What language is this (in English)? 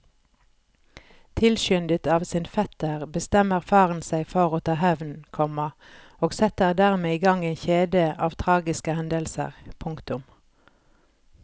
Norwegian